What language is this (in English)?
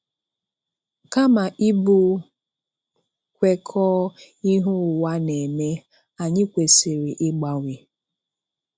Igbo